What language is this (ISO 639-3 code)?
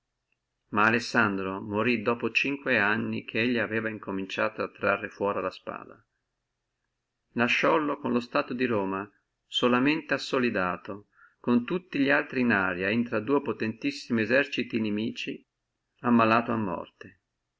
ita